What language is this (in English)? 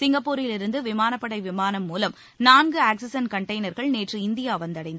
Tamil